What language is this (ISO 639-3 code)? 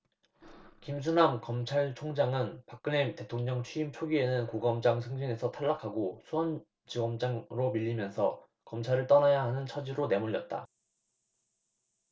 kor